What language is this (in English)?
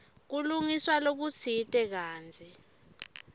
Swati